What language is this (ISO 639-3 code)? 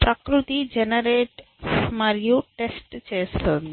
tel